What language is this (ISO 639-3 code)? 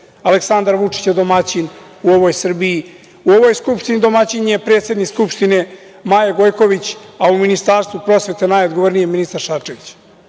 srp